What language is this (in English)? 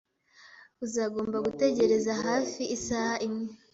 Kinyarwanda